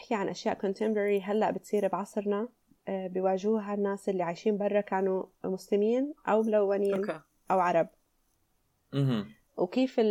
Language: Arabic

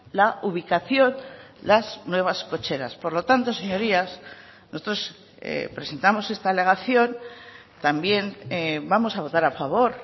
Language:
Spanish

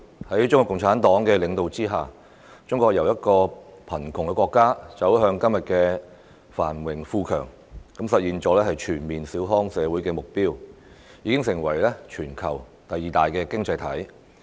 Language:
Cantonese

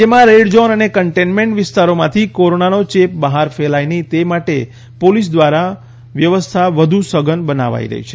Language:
Gujarati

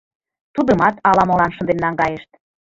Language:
Mari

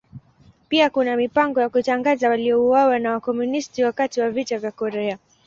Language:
Swahili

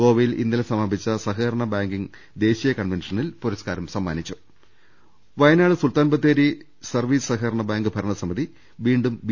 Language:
Malayalam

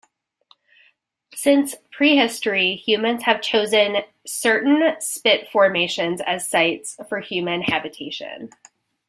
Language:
English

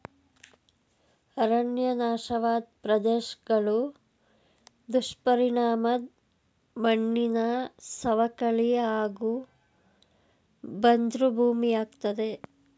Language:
Kannada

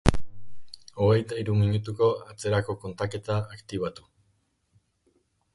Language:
Basque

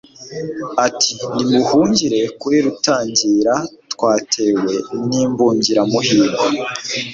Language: Kinyarwanda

